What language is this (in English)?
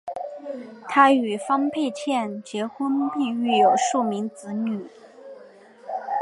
Chinese